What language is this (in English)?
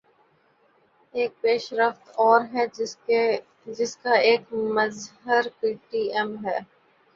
Urdu